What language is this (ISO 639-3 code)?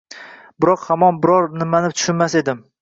uzb